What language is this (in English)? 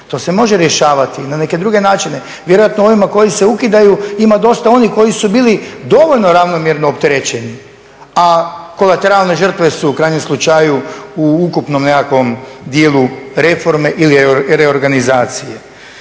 Croatian